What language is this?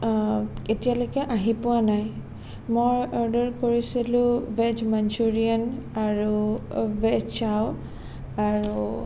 Assamese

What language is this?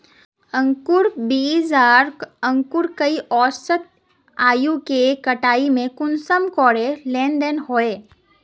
Magahi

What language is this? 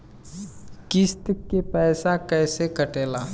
Bhojpuri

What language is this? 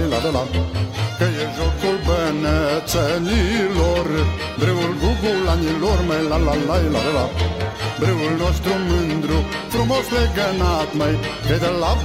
Romanian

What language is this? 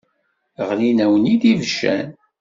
Kabyle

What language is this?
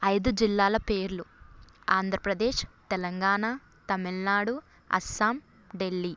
Telugu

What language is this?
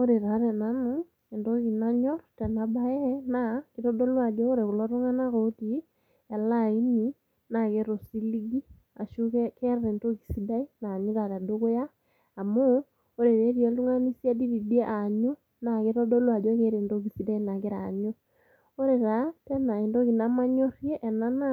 Masai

